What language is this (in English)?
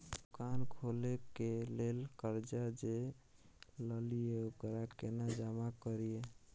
Maithili